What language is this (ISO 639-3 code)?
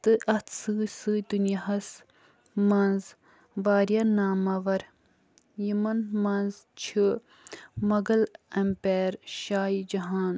kas